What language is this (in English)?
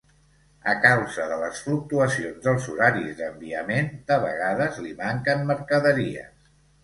Catalan